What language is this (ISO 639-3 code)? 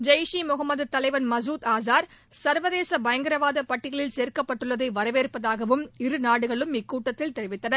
tam